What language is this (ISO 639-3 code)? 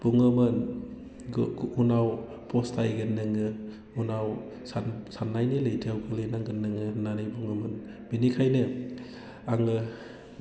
brx